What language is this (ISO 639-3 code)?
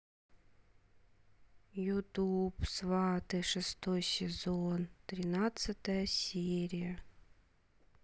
rus